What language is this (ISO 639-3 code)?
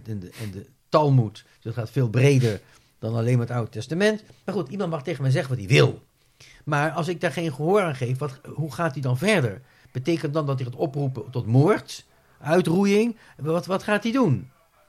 nld